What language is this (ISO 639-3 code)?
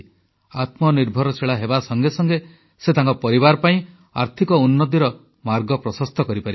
ori